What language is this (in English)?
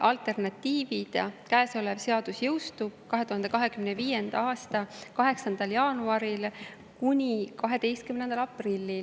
Estonian